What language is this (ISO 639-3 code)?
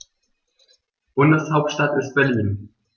deu